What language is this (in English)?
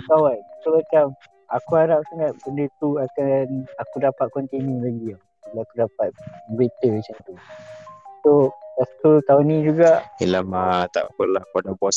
Malay